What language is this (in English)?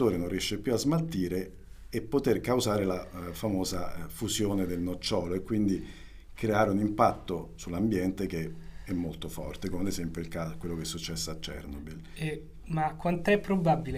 Italian